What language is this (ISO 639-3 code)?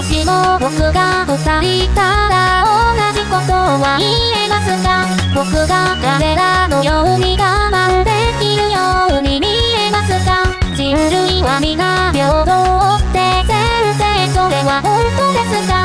jpn